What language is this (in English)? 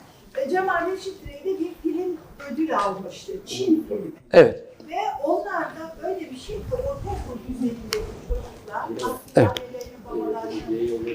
Turkish